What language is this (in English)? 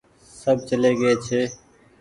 Goaria